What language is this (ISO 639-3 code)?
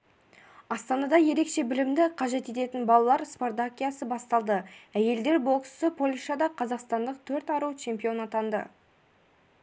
kaz